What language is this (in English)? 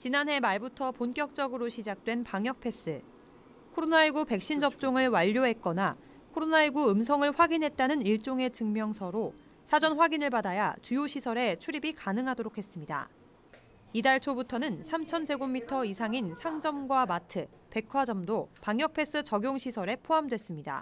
Korean